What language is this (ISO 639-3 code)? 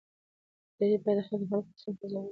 pus